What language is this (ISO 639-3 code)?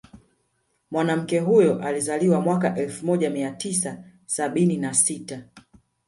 swa